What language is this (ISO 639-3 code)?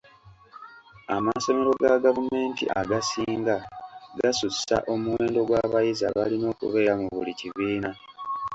lug